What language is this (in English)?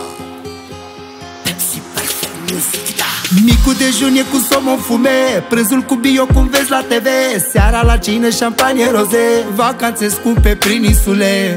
Romanian